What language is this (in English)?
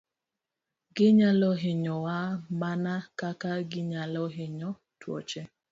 Luo (Kenya and Tanzania)